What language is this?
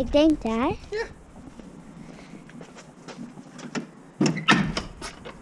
Dutch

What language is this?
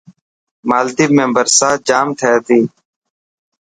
Dhatki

